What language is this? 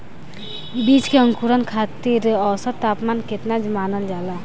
Bhojpuri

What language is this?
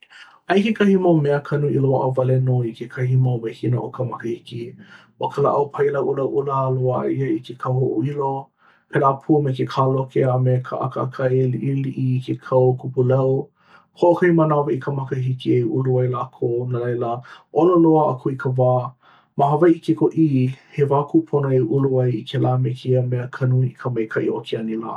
Hawaiian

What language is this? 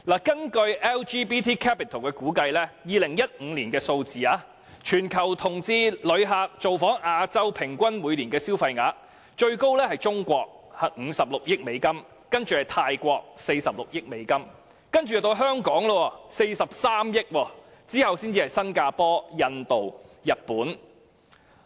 Cantonese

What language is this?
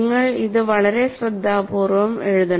Malayalam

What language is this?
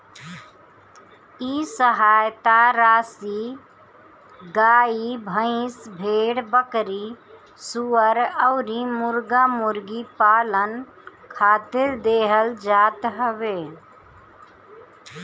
Bhojpuri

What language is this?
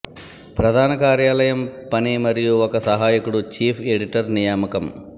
Telugu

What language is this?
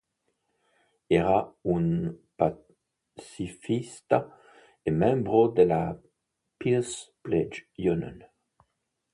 Italian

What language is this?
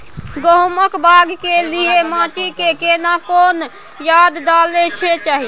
Maithili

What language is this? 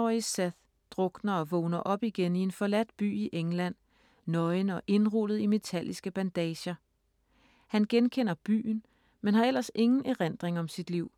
Danish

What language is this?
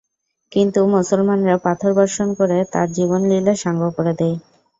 Bangla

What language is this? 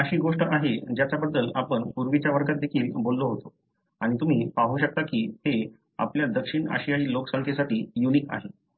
Marathi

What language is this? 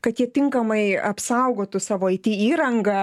Lithuanian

